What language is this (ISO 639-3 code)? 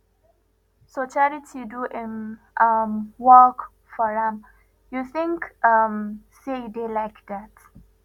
pcm